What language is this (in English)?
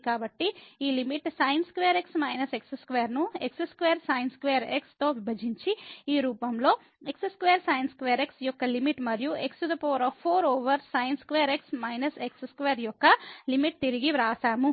Telugu